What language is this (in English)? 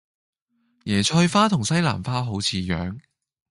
Cantonese